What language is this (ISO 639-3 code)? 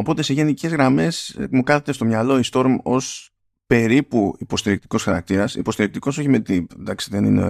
ell